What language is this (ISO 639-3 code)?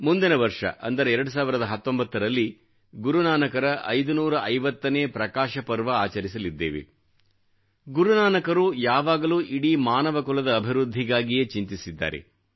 kan